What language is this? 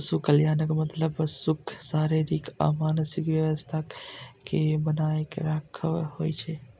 Maithili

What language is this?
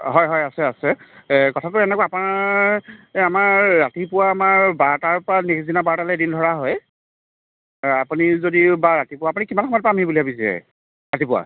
Assamese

